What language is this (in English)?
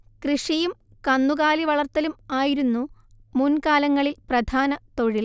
Malayalam